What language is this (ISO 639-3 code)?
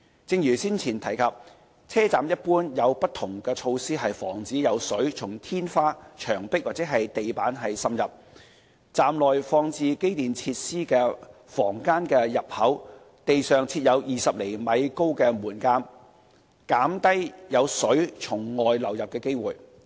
yue